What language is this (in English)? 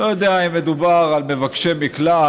Hebrew